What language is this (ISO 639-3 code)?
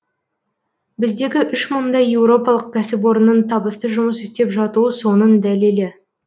kaz